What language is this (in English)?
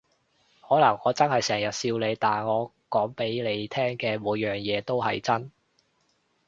Cantonese